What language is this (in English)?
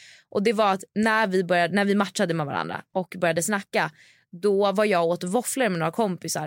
Swedish